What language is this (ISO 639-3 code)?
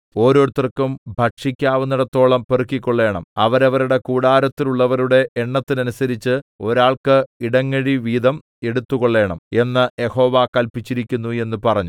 mal